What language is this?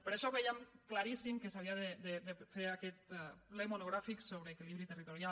Catalan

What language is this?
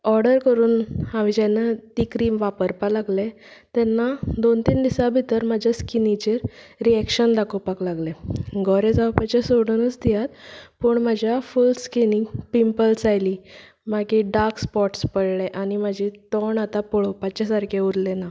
Konkani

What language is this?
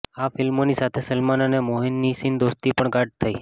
Gujarati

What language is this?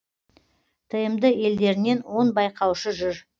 Kazakh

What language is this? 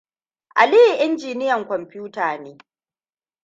Hausa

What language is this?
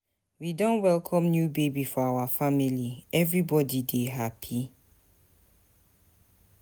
Nigerian Pidgin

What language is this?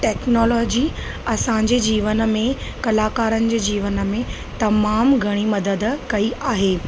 Sindhi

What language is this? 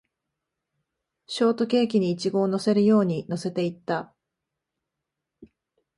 Japanese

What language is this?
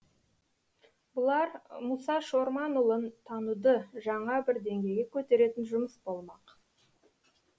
Kazakh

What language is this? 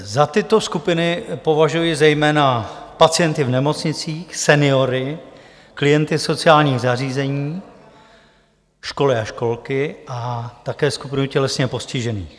Czech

